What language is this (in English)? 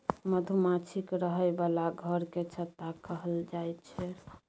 Maithili